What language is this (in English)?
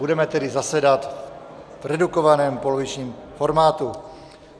Czech